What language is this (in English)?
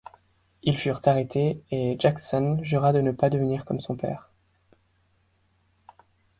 French